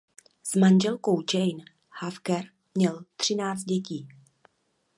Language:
Czech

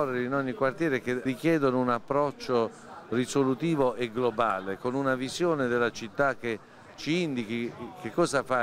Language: Italian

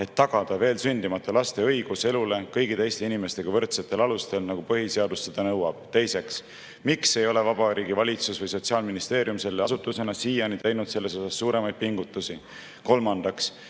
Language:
Estonian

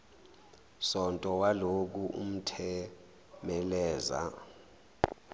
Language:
Zulu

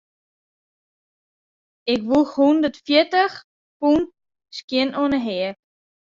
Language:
Western Frisian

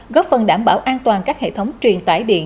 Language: Vietnamese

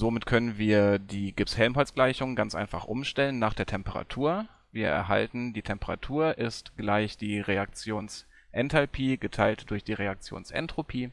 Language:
German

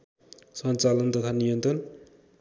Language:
Nepali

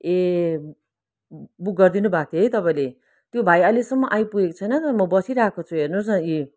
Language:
Nepali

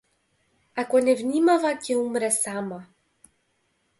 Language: Macedonian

